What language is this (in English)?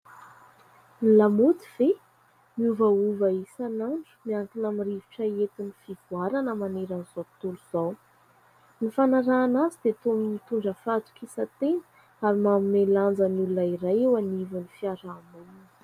Malagasy